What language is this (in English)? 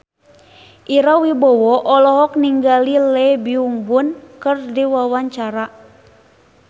Sundanese